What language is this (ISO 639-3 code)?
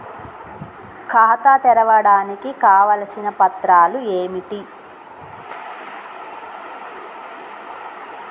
tel